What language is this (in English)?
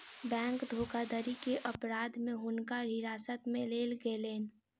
Maithili